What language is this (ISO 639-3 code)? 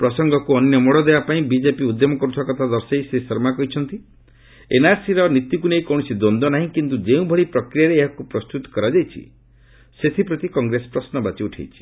ori